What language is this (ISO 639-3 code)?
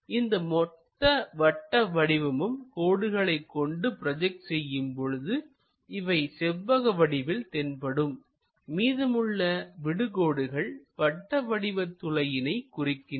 tam